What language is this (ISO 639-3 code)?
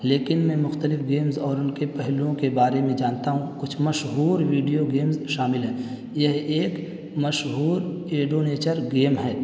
urd